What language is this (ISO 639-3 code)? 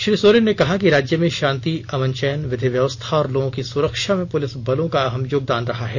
hin